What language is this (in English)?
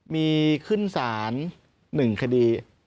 Thai